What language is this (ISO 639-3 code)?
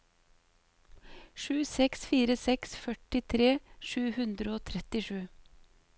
nor